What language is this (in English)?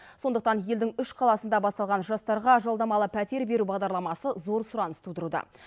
Kazakh